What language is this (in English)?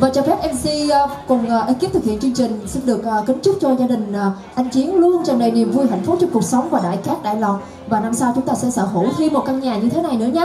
Vietnamese